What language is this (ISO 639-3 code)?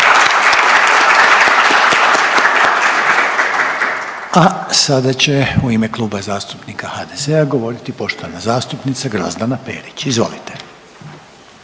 hrv